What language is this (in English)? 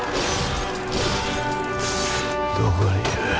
Japanese